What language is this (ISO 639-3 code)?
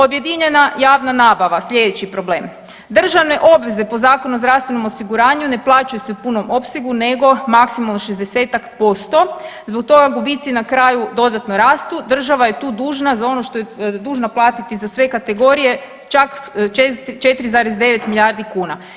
hrv